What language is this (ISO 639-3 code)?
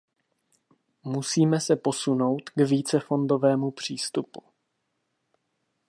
ces